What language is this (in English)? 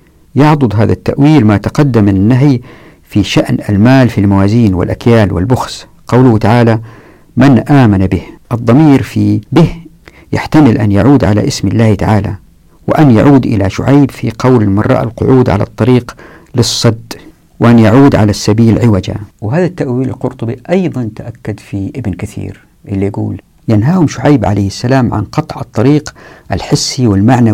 Arabic